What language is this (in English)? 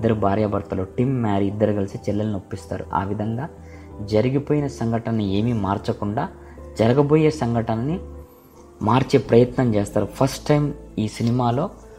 Telugu